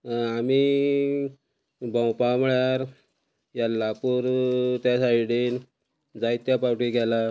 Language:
Konkani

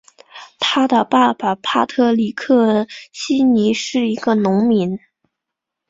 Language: Chinese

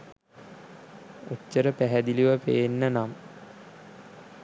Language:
Sinhala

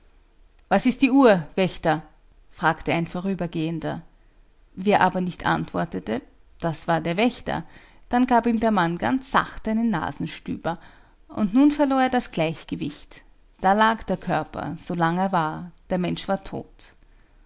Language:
German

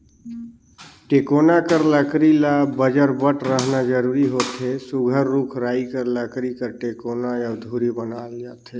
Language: Chhattisgarhi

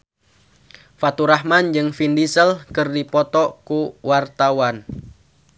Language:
Sundanese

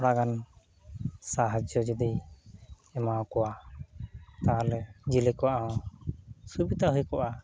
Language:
Santali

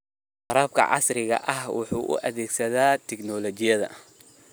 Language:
Somali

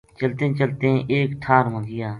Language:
Gujari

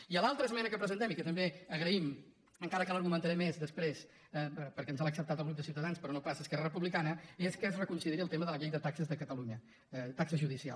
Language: Catalan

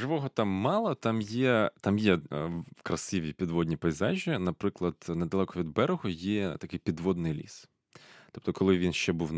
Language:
Ukrainian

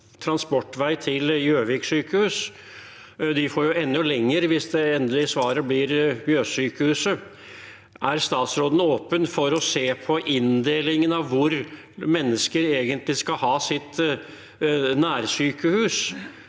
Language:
Norwegian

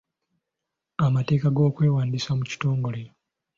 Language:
Ganda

